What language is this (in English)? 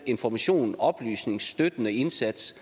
Danish